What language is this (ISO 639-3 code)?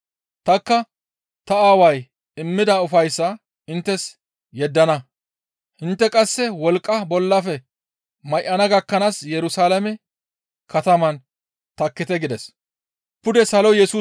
gmv